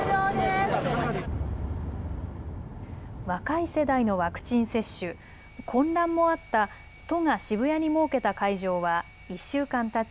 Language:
Japanese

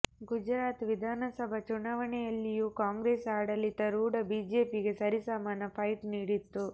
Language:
Kannada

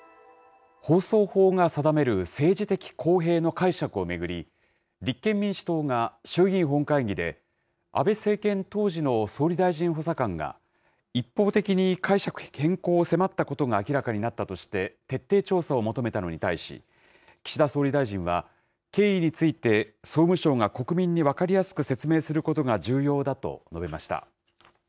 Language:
Japanese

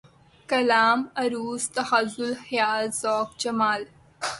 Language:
Urdu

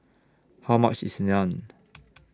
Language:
English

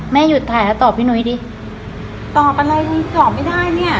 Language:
Thai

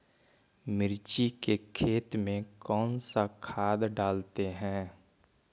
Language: Magahi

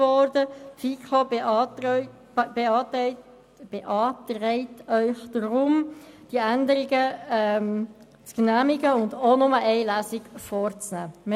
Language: Swiss German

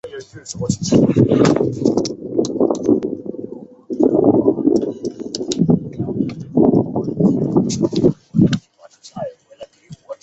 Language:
Chinese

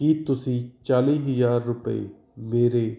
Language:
Punjabi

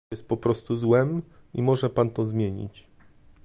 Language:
Polish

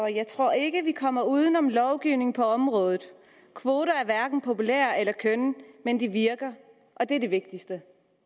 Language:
Danish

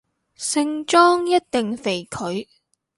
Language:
Cantonese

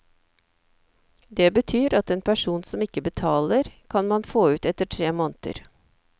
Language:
Norwegian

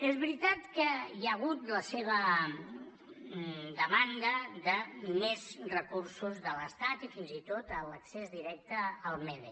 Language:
Catalan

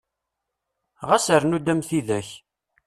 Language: Kabyle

